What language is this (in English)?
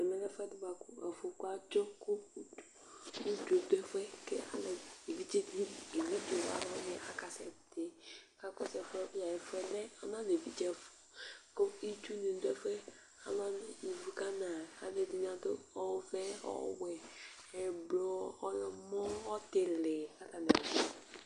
Ikposo